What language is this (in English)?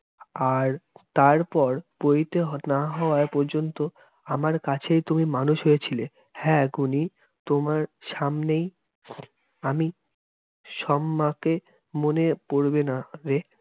Bangla